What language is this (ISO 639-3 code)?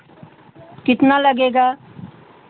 hin